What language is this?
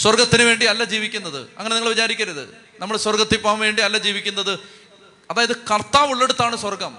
Malayalam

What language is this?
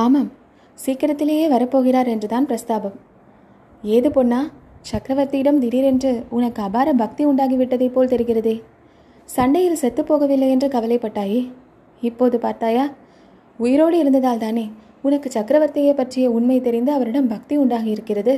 Tamil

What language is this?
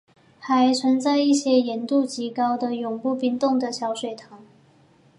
Chinese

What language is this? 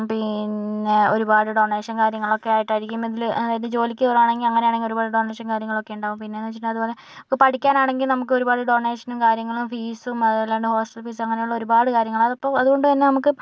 Malayalam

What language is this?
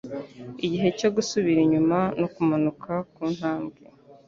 Kinyarwanda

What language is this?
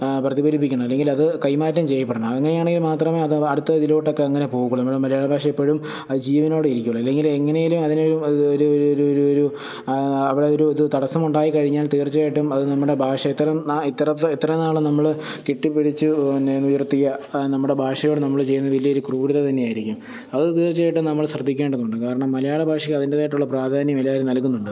Malayalam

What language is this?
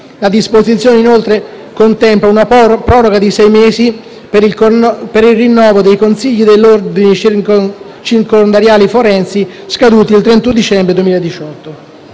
Italian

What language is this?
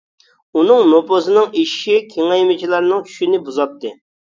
Uyghur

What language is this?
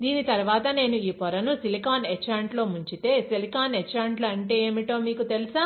Telugu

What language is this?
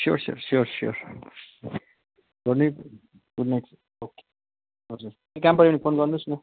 Nepali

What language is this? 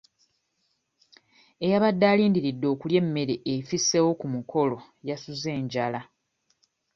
Ganda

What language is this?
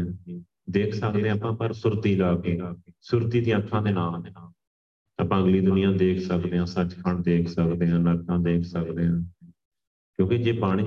Punjabi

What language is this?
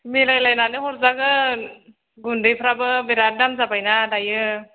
Bodo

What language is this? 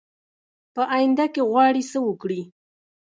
Pashto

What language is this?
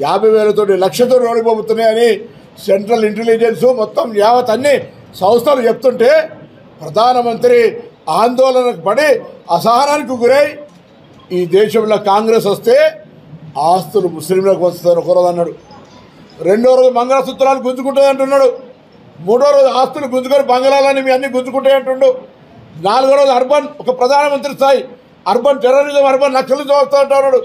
Telugu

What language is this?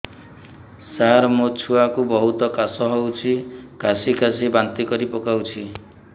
Odia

